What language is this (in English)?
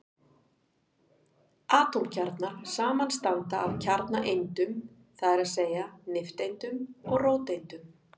Icelandic